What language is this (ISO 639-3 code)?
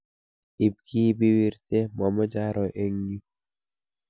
kln